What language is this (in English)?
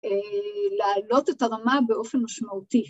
Hebrew